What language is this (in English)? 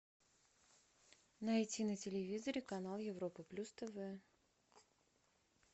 Russian